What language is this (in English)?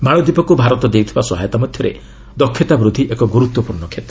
Odia